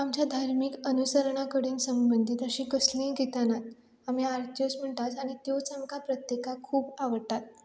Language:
Konkani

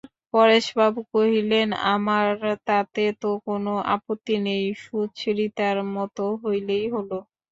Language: Bangla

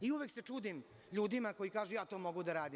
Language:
Serbian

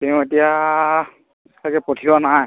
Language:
Assamese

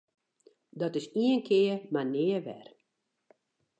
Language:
Western Frisian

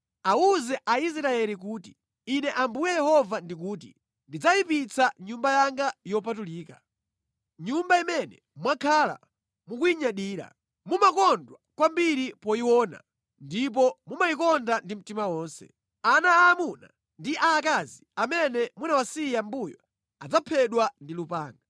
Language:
Nyanja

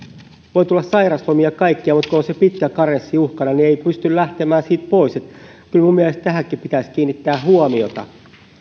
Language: Finnish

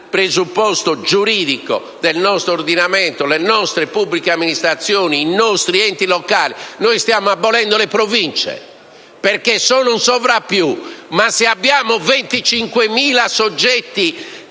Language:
Italian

